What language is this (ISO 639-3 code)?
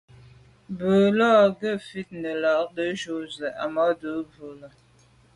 byv